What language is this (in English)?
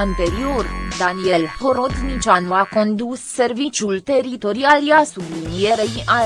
Romanian